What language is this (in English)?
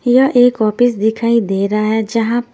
Hindi